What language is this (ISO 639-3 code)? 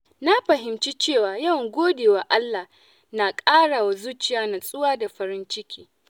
hau